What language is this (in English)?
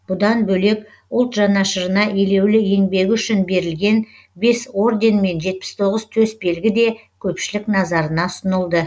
Kazakh